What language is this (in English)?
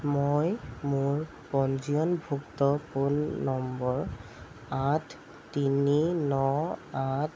Assamese